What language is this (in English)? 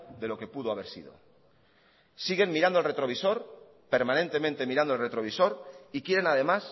Spanish